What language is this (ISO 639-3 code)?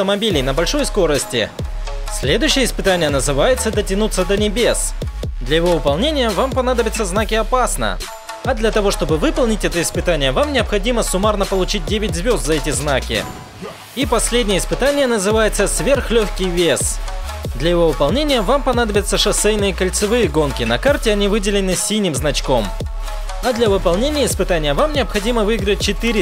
rus